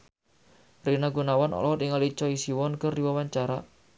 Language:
Sundanese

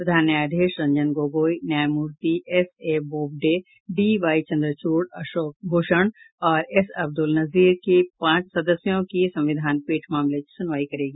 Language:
Hindi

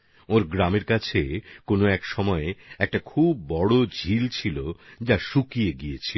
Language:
Bangla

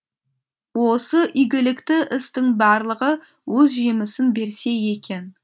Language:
Kazakh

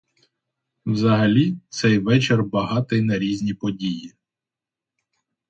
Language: Ukrainian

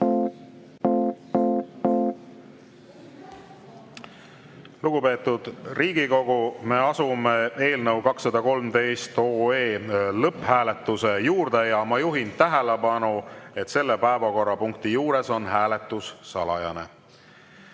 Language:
Estonian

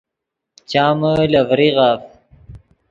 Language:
Yidgha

